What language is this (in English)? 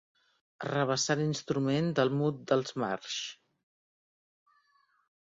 Catalan